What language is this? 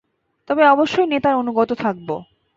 Bangla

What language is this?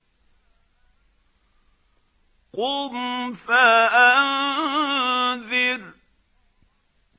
Arabic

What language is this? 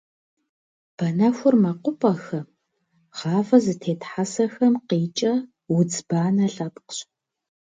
Kabardian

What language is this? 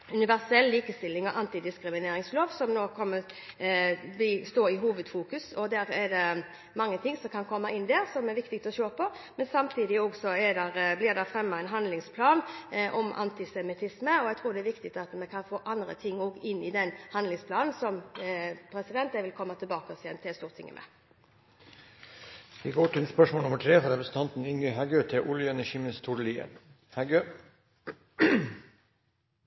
Norwegian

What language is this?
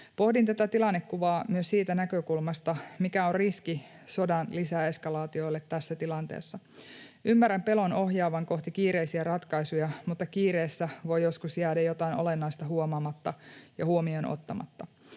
Finnish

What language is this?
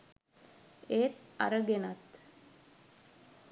Sinhala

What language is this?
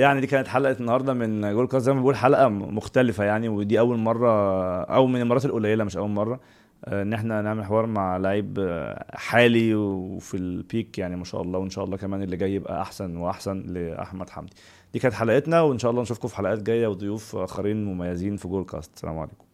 Arabic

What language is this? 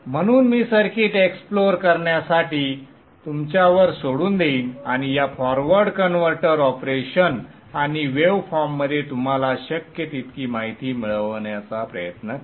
Marathi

